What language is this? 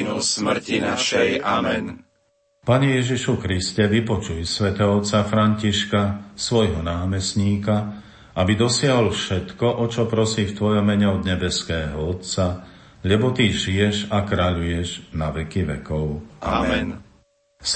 Slovak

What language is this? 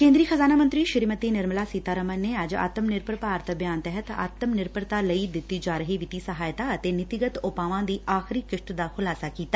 Punjabi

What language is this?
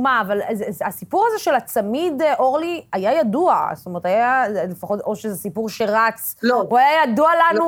Hebrew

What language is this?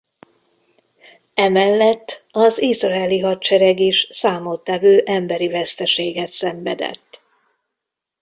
Hungarian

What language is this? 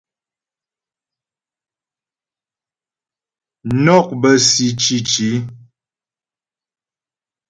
Ghomala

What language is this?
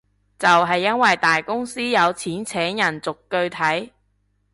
Cantonese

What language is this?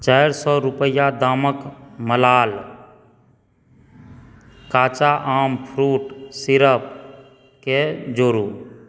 Maithili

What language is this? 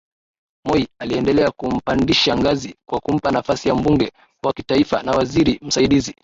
Swahili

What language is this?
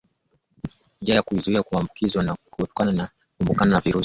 Swahili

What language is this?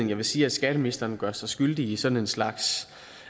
Danish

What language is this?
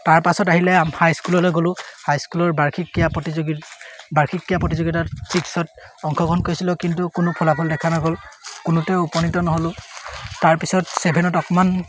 Assamese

